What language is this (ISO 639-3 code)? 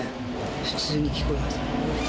jpn